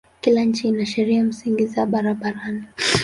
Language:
Swahili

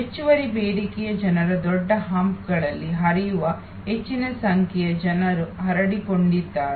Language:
Kannada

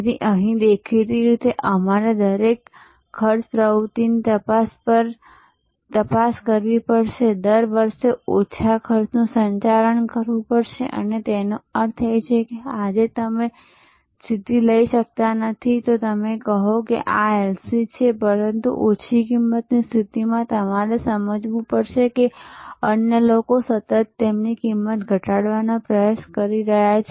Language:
Gujarati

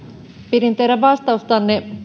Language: Finnish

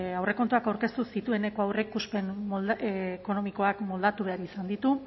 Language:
Basque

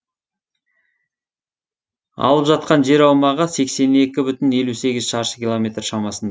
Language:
Kazakh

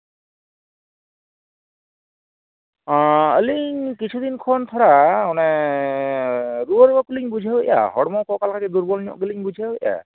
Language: Santali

